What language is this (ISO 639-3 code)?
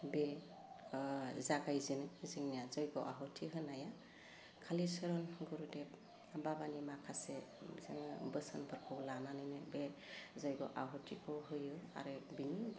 brx